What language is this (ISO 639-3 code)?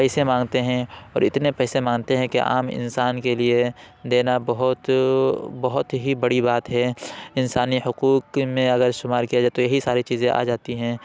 urd